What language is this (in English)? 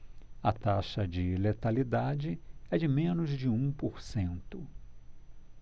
Portuguese